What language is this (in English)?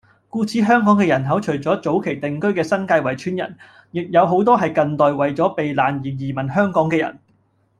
Cantonese